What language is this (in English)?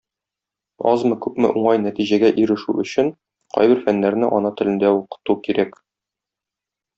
Tatar